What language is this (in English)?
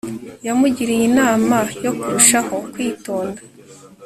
Kinyarwanda